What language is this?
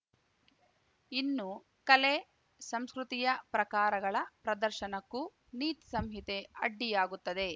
Kannada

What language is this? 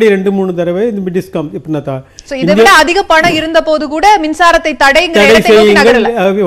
Romanian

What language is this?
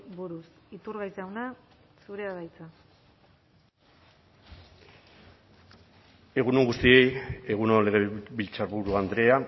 Basque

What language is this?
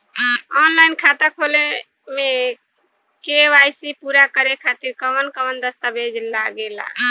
Bhojpuri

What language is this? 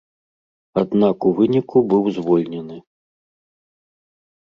Belarusian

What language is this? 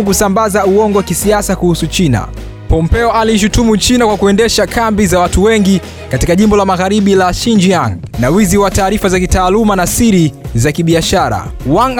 Swahili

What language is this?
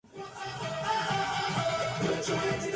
Japanese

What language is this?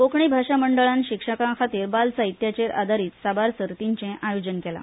Konkani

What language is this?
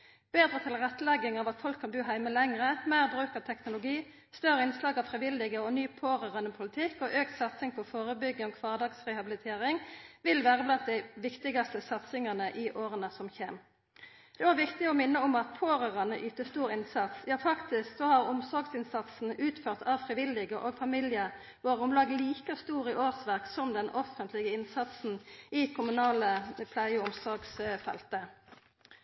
Norwegian Nynorsk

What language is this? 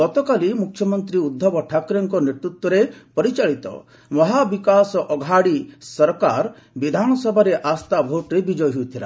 Odia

